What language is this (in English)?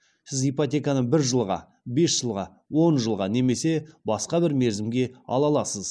Kazakh